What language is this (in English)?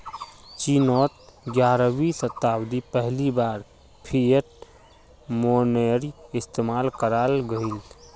Magahi